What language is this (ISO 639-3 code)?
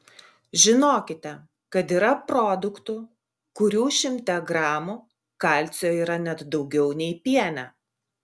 lit